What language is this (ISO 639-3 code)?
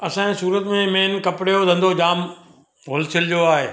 snd